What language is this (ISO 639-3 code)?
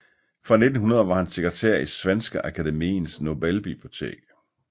dan